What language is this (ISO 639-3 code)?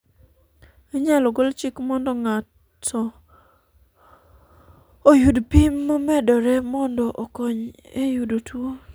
luo